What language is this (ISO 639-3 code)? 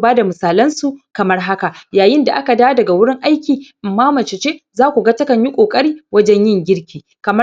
hau